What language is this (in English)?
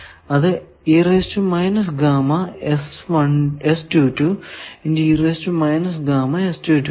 Malayalam